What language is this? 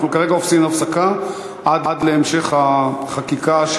Hebrew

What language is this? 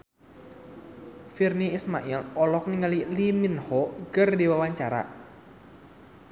Sundanese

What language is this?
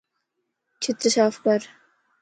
Lasi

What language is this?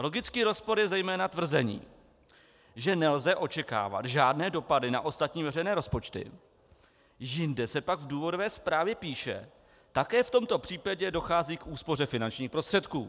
Czech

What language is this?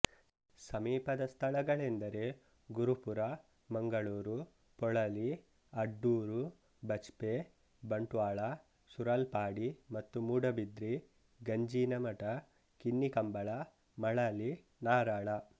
Kannada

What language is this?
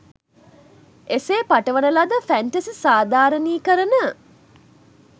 Sinhala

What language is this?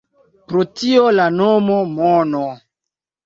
Esperanto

